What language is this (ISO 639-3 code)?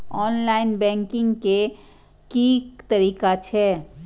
mai